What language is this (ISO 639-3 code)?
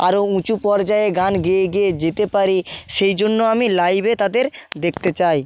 ben